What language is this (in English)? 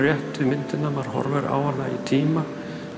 Icelandic